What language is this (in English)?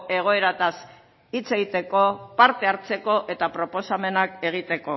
Basque